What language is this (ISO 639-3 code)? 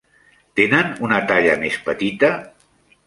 cat